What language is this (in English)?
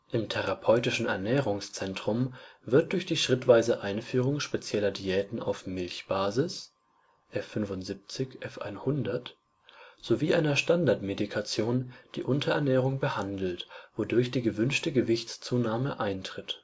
German